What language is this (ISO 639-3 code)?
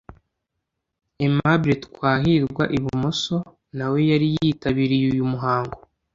kin